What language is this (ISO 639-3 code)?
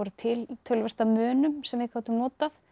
isl